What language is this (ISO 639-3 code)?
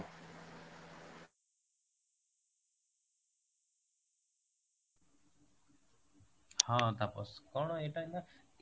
ori